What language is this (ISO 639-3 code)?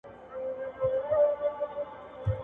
pus